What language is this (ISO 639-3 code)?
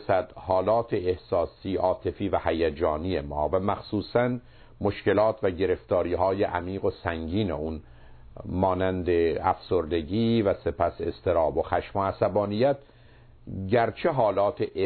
fas